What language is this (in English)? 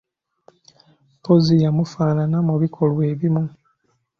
Ganda